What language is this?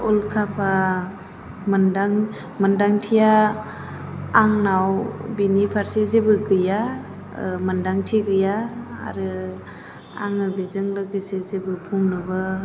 Bodo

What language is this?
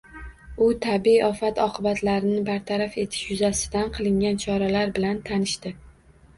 Uzbek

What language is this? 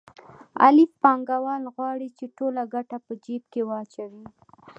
Pashto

